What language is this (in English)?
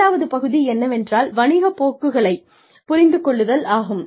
Tamil